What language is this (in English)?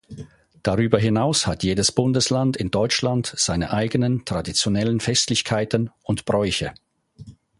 German